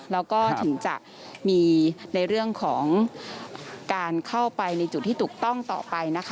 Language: Thai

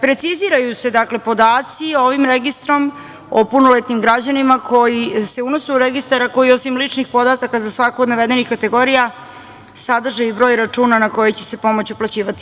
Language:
Serbian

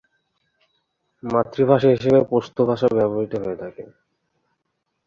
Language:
Bangla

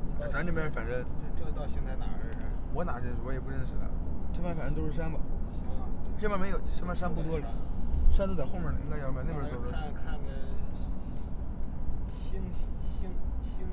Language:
Chinese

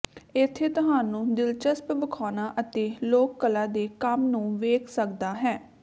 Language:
Punjabi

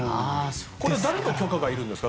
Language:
Japanese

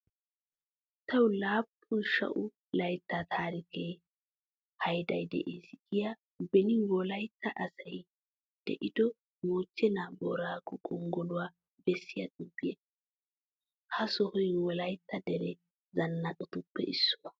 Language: Wolaytta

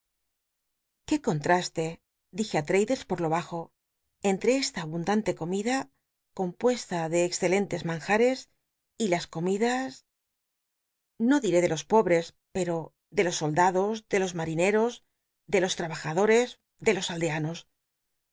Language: Spanish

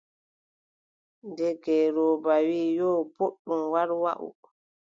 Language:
Adamawa Fulfulde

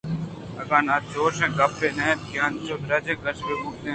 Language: Eastern Balochi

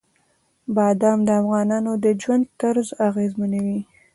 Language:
Pashto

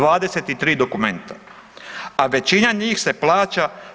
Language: Croatian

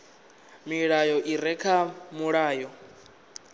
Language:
Venda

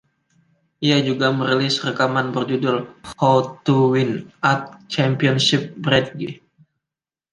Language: Indonesian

